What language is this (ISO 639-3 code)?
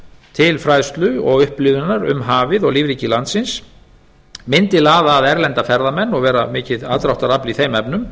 isl